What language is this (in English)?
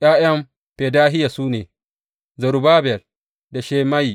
Hausa